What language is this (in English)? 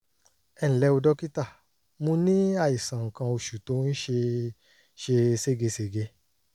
Yoruba